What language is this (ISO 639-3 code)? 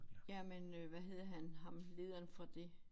dan